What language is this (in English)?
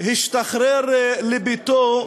Hebrew